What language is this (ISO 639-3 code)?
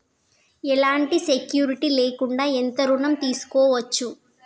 tel